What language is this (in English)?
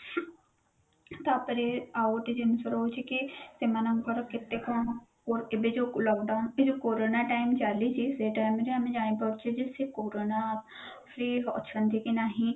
Odia